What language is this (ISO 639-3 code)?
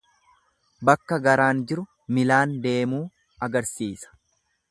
orm